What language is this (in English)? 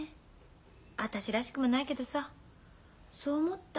Japanese